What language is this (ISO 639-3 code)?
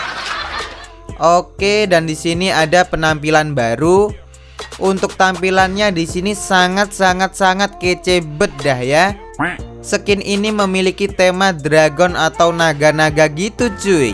ind